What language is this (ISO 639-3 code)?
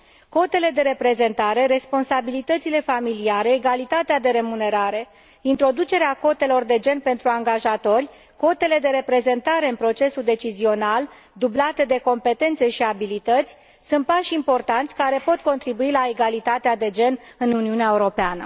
ron